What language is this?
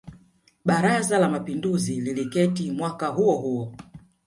Swahili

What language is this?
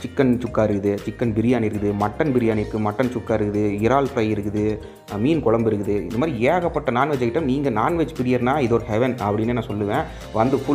Romanian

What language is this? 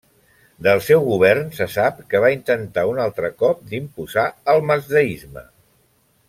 Catalan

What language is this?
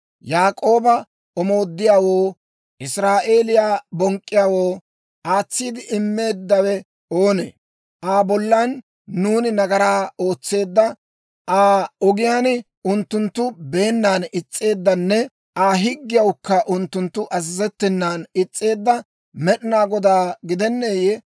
Dawro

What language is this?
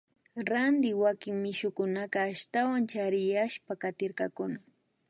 Imbabura Highland Quichua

